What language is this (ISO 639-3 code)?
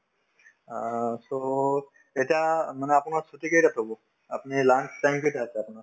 asm